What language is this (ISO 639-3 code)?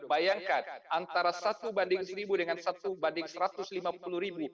ind